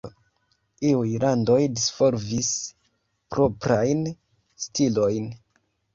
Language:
Esperanto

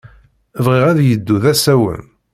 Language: Kabyle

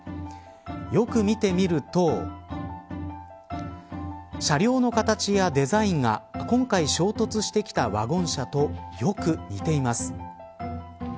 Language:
Japanese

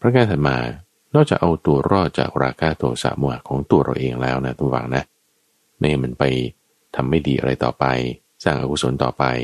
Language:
Thai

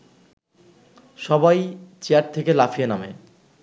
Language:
Bangla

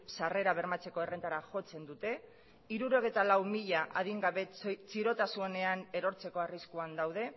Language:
Basque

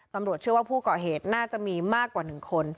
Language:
Thai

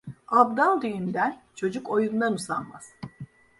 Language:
Turkish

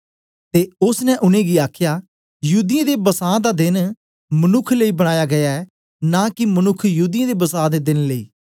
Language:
Dogri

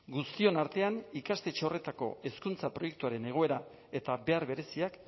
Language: Basque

